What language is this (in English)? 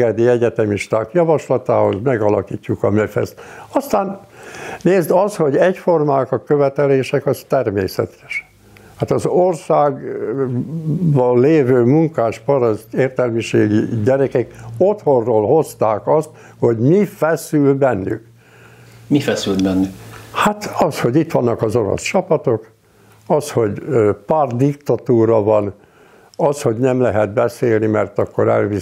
Hungarian